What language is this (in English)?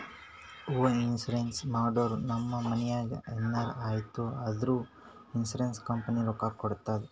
Kannada